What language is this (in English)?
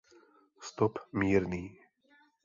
Czech